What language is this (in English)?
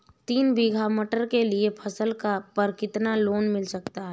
Hindi